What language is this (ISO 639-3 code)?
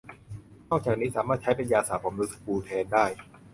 tha